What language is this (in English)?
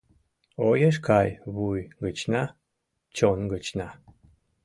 Mari